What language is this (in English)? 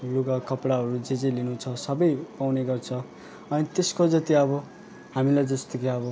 Nepali